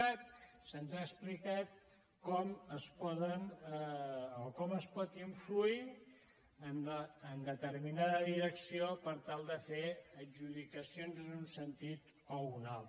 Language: Catalan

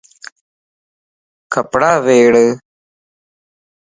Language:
Lasi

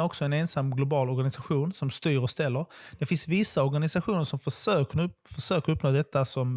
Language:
Swedish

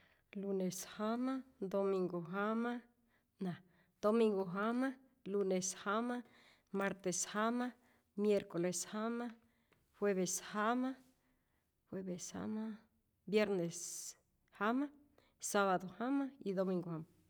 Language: Rayón Zoque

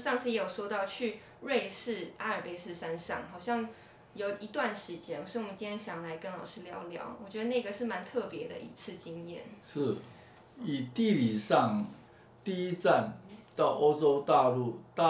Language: Chinese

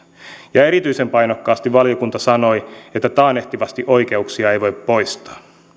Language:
Finnish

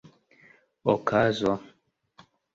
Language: Esperanto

